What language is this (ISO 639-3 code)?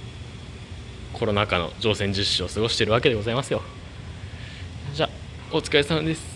jpn